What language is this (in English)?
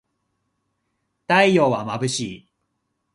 Japanese